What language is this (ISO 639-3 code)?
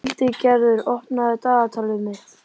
isl